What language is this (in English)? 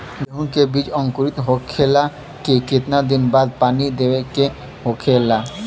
Bhojpuri